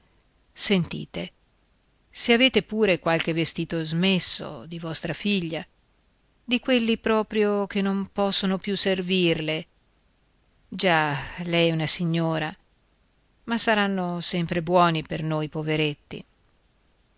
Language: Italian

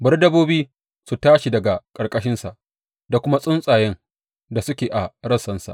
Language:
Hausa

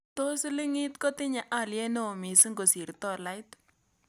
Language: Kalenjin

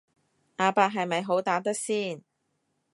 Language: Cantonese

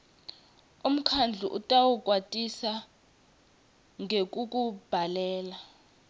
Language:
Swati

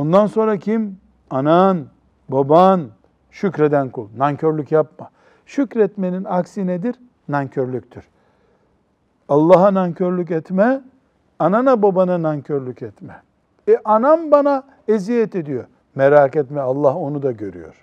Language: Turkish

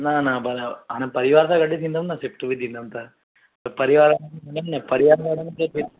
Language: Sindhi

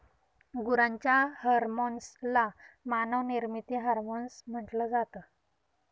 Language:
Marathi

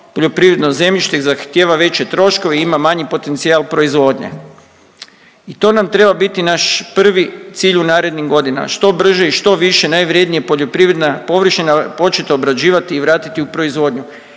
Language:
Croatian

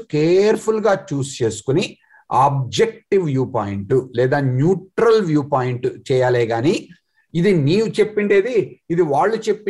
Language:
Telugu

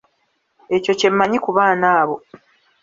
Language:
Ganda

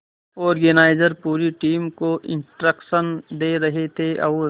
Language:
Hindi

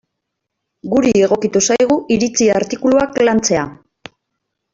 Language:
Basque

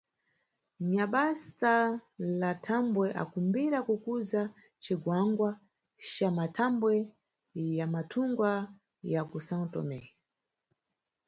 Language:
Nyungwe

